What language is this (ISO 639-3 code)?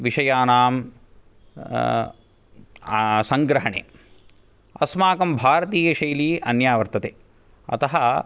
san